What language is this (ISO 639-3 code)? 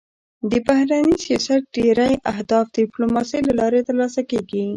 pus